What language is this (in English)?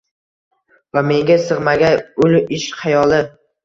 Uzbek